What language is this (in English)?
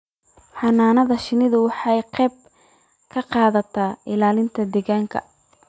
Somali